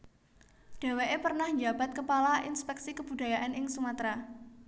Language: Javanese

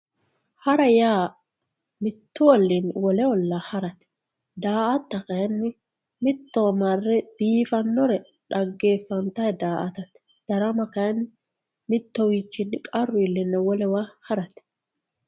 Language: Sidamo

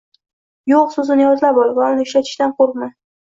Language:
Uzbek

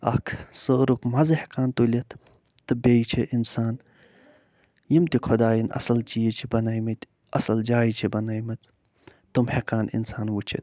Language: Kashmiri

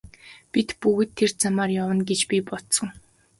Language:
Mongolian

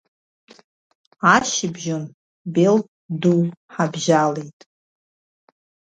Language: Abkhazian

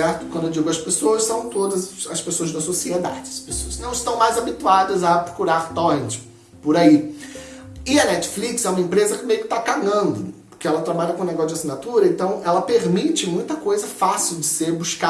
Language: Portuguese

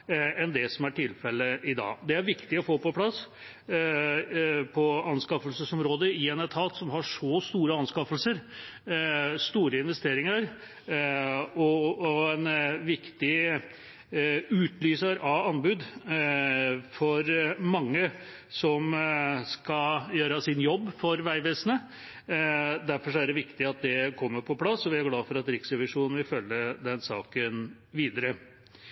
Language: Norwegian Bokmål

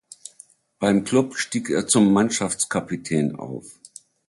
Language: German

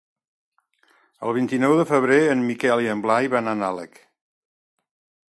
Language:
Catalan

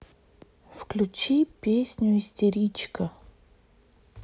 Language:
Russian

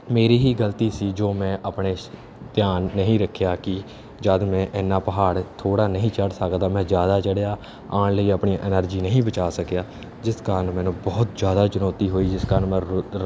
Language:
Punjabi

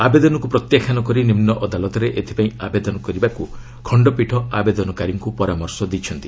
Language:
Odia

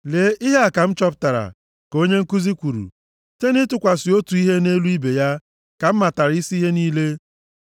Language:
Igbo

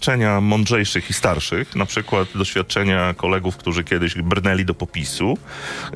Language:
Polish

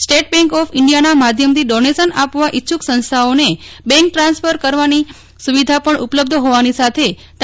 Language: Gujarati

